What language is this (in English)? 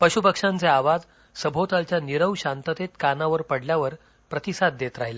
Marathi